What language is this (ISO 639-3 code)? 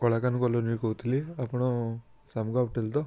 ori